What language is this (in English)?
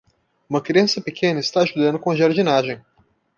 Portuguese